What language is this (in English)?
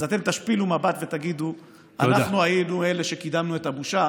Hebrew